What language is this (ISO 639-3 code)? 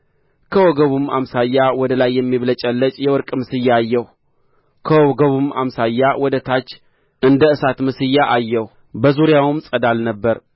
amh